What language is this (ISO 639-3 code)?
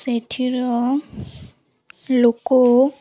ori